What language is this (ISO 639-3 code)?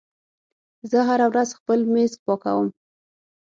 pus